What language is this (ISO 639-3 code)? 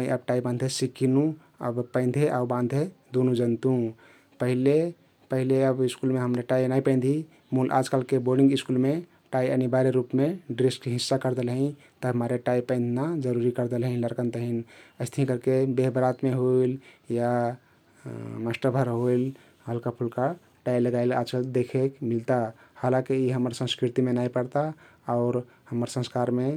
tkt